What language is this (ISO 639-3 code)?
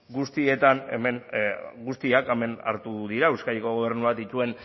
eus